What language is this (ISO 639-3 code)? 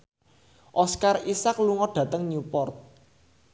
jav